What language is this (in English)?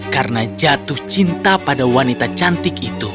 Indonesian